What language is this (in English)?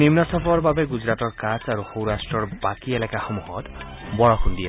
Assamese